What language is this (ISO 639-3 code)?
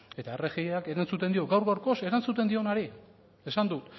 eus